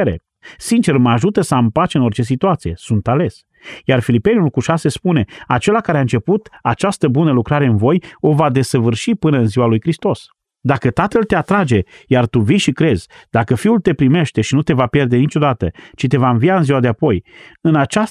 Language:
Romanian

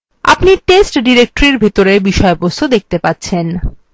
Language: Bangla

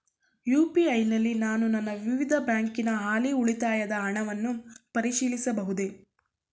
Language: Kannada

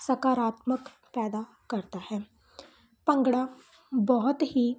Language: Punjabi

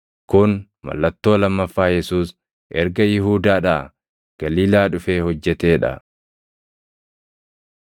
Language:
Oromo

